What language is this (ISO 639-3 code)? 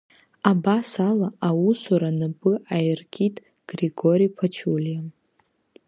abk